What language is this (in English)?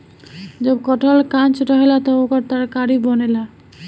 Bhojpuri